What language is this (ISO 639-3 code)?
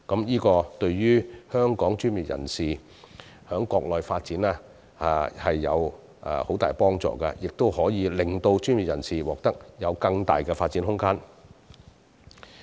yue